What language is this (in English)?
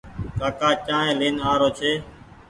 Goaria